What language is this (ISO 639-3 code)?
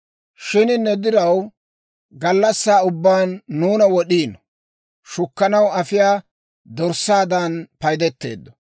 dwr